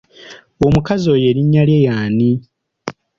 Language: Ganda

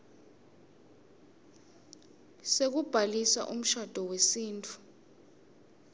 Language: Swati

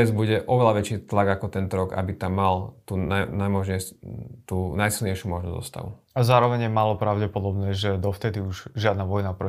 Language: Slovak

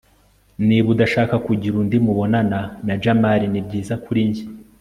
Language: Kinyarwanda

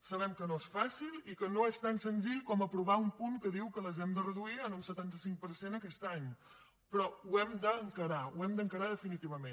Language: Catalan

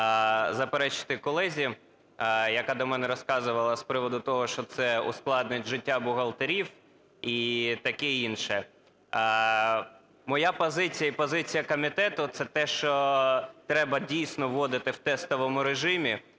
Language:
Ukrainian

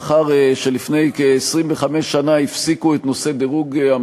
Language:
Hebrew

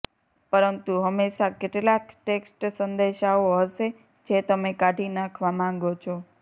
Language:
Gujarati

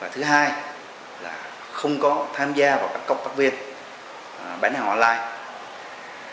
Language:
Vietnamese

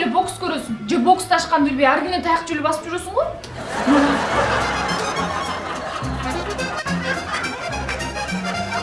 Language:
Turkish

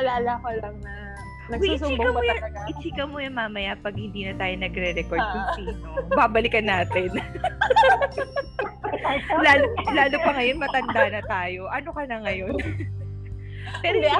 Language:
Filipino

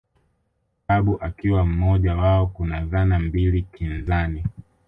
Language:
Swahili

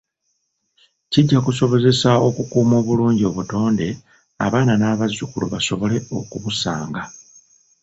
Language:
Ganda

